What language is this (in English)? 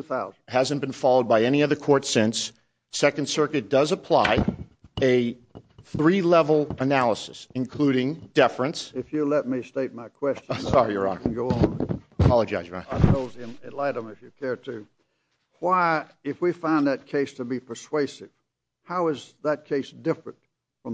English